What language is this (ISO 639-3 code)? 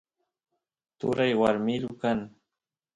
qus